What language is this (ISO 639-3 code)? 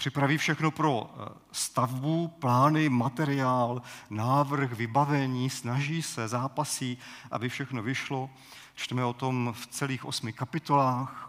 ces